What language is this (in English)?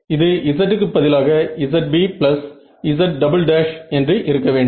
Tamil